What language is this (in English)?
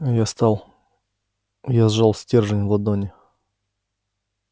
Russian